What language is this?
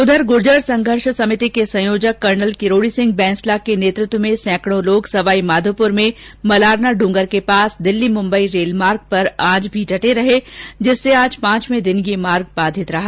Hindi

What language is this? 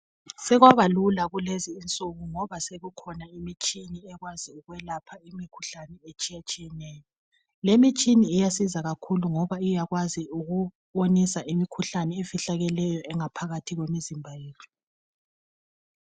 North Ndebele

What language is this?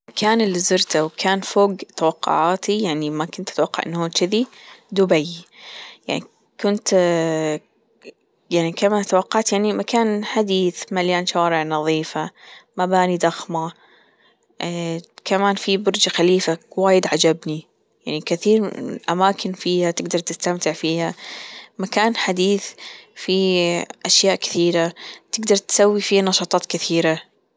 Gulf Arabic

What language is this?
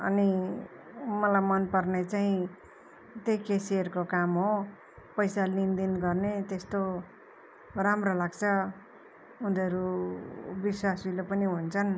Nepali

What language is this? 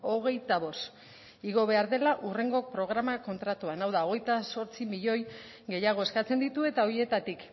Basque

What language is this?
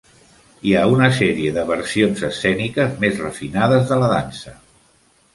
Catalan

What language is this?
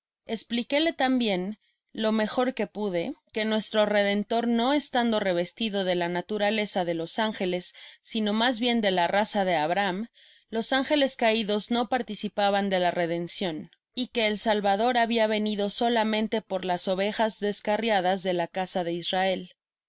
Spanish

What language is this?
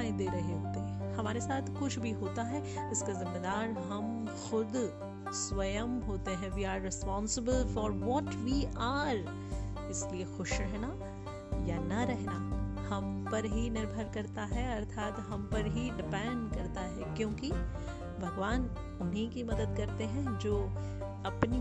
Hindi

